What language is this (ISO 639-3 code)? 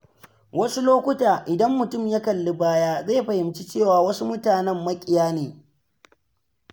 hau